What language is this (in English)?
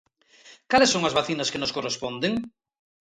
Galician